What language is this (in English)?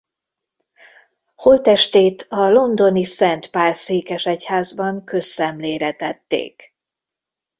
Hungarian